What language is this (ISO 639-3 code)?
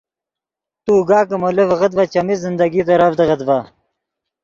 ydg